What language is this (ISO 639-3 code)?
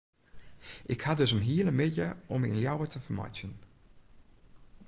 fry